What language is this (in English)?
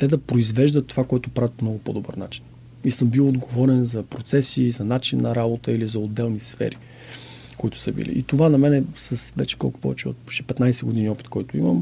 Bulgarian